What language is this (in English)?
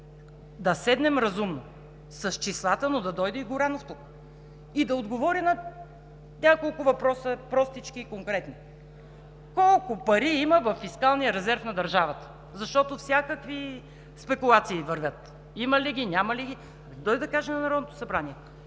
Bulgarian